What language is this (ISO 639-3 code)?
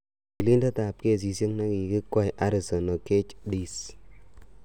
kln